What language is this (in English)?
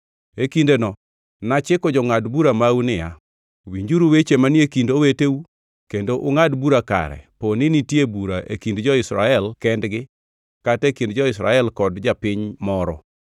Luo (Kenya and Tanzania)